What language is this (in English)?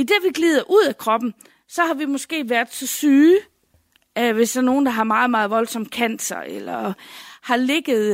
Danish